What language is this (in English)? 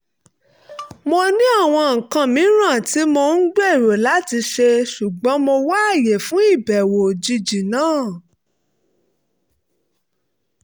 Yoruba